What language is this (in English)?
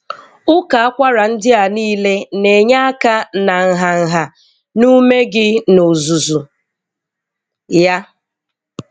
Igbo